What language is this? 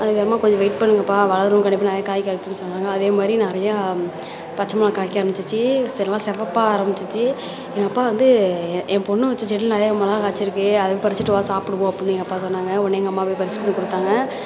Tamil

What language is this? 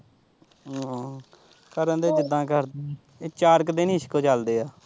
Punjabi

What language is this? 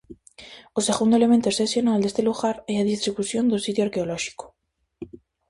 Galician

